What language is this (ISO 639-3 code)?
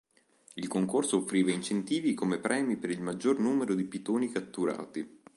ita